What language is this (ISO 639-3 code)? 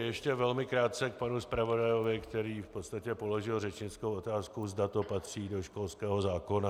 ces